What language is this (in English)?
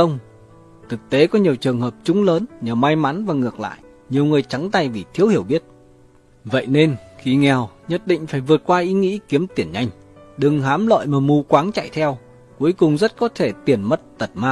Vietnamese